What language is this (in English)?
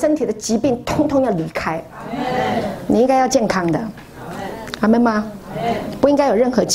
Chinese